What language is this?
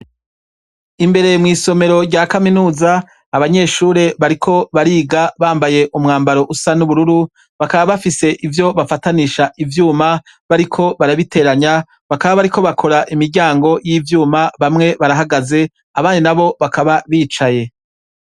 Rundi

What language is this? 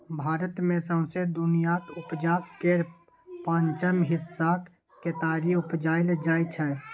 Maithili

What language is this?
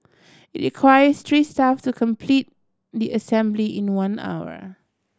English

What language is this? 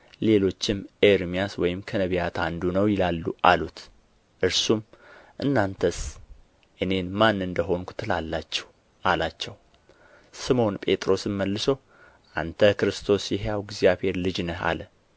Amharic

